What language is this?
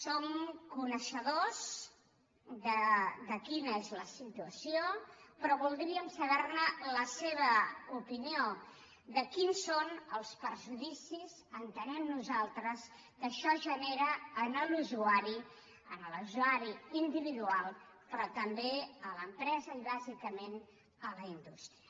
Catalan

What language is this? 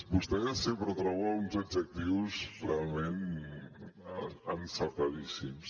Catalan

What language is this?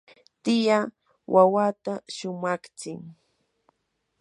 Yanahuanca Pasco Quechua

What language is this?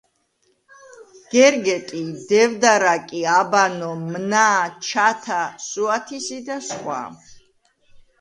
Georgian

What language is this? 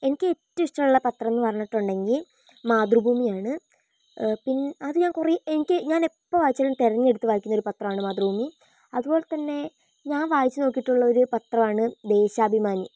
Malayalam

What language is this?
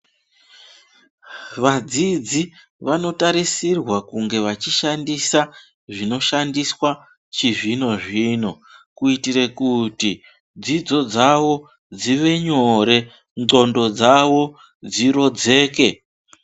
Ndau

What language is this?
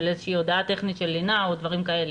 Hebrew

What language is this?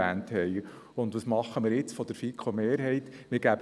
Swiss German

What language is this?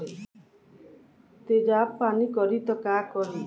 Bhojpuri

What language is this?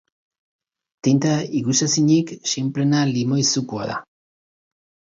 Basque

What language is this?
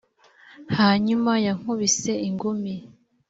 Kinyarwanda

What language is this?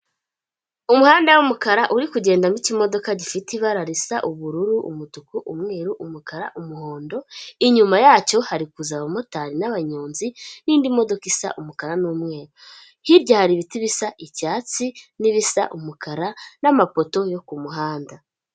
Kinyarwanda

